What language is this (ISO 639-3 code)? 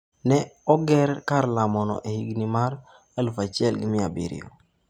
luo